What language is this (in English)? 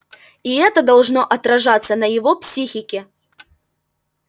Russian